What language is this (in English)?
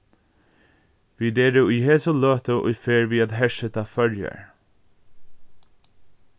Faroese